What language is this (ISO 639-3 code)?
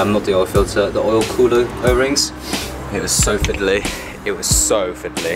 eng